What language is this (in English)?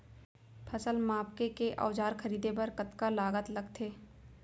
Chhattisgarhi